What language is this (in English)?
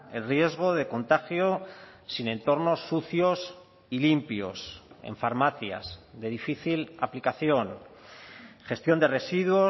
Spanish